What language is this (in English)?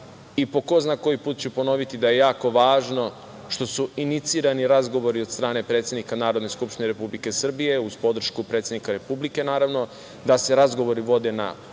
Serbian